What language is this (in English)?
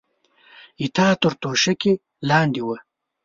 Pashto